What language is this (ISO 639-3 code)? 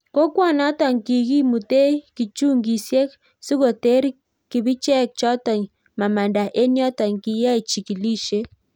kln